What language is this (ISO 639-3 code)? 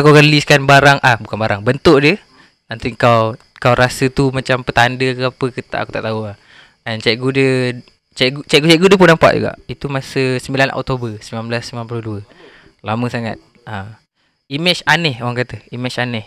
msa